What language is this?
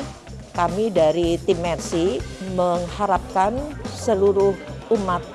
Indonesian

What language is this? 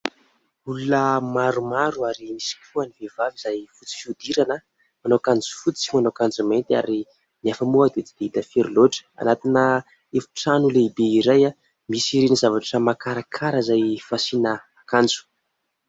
Malagasy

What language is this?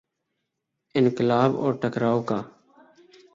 Urdu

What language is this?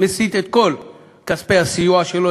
Hebrew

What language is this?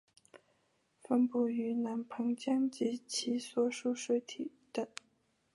Chinese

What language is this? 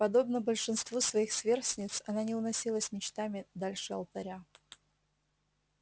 Russian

